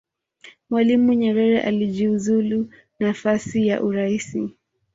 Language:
Swahili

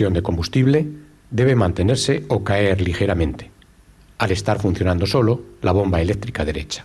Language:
Spanish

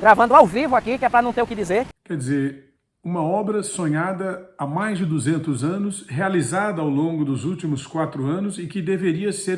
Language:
Portuguese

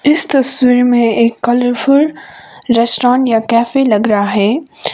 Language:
Hindi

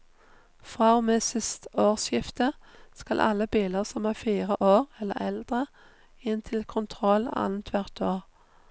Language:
Norwegian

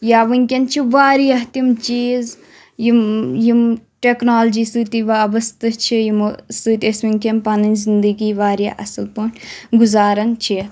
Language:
Kashmiri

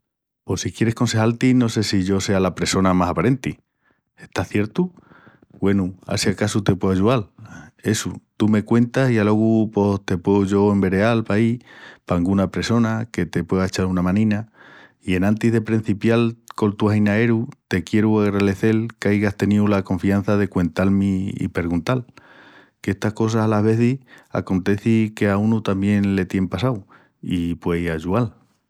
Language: Extremaduran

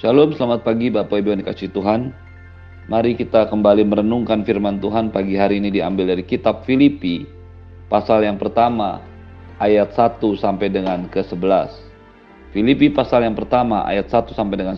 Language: Indonesian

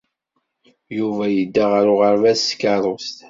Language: Kabyle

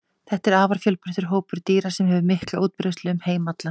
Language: Icelandic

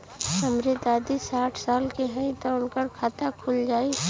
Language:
Bhojpuri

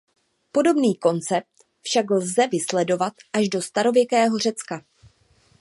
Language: Czech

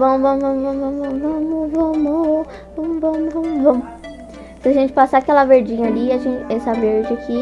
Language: Portuguese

